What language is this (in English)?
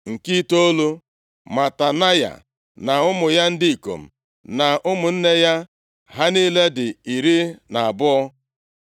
Igbo